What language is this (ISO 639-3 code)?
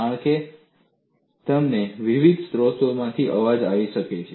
guj